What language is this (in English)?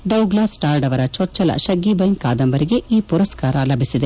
Kannada